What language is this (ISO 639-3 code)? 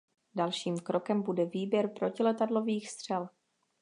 ces